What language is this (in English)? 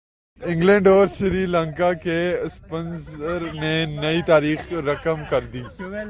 Urdu